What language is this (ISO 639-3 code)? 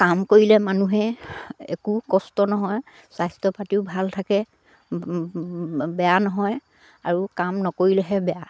asm